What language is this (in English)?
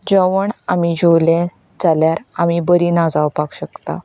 Konkani